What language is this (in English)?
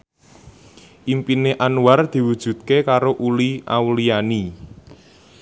Javanese